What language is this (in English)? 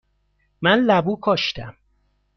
Persian